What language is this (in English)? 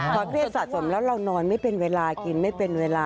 Thai